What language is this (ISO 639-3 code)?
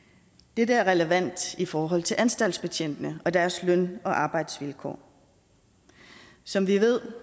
dan